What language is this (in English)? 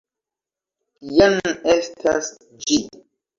Esperanto